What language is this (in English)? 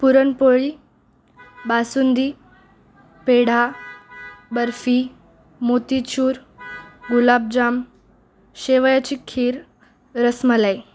Marathi